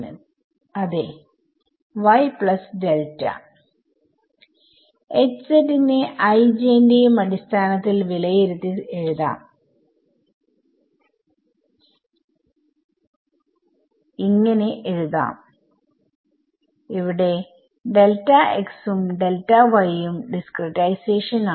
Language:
Malayalam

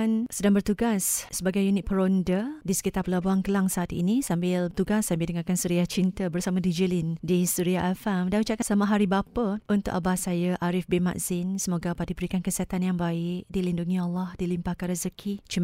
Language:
Malay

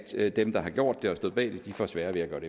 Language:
Danish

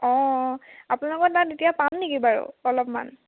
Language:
Assamese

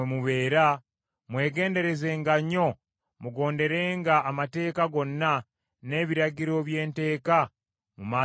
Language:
Ganda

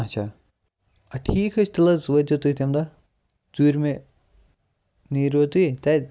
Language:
Kashmiri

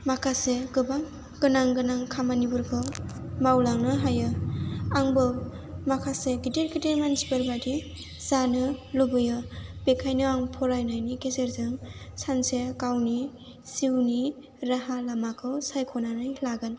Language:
Bodo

